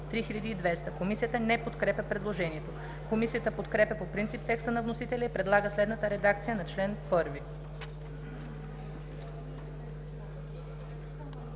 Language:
Bulgarian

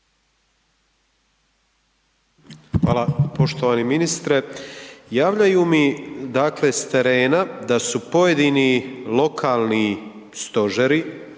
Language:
Croatian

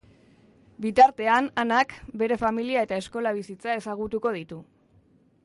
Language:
Basque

